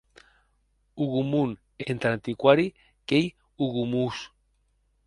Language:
Occitan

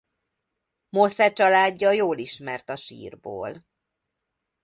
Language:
Hungarian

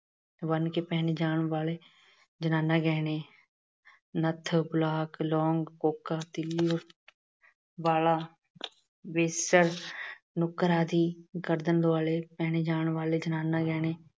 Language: Punjabi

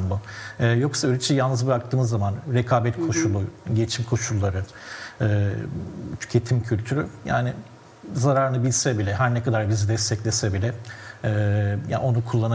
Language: Turkish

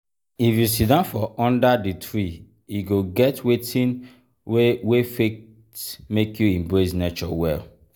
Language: Nigerian Pidgin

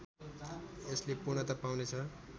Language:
Nepali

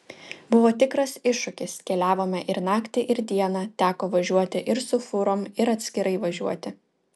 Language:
Lithuanian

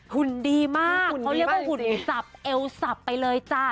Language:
Thai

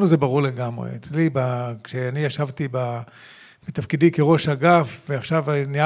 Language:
Hebrew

